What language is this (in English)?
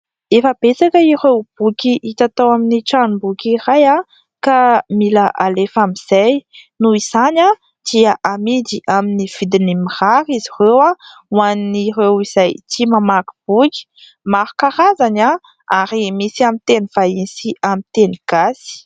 Malagasy